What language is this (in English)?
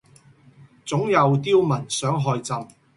Cantonese